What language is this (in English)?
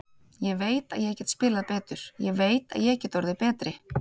Icelandic